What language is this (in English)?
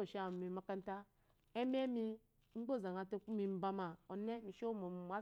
Eloyi